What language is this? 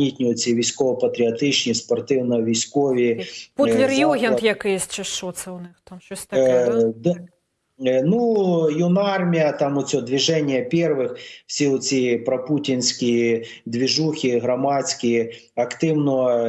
Ukrainian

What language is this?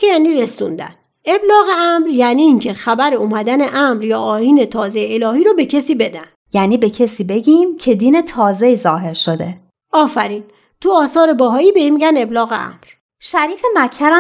Persian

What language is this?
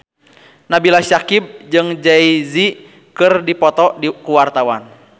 Sundanese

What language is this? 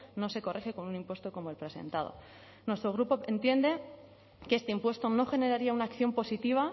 Spanish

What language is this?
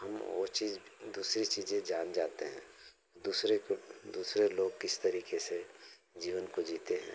Hindi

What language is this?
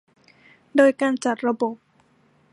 Thai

